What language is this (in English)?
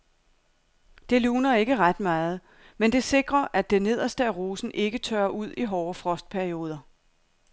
Danish